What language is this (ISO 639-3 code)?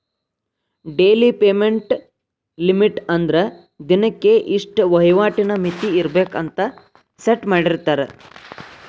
kan